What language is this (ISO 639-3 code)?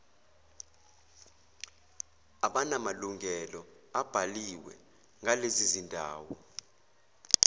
zul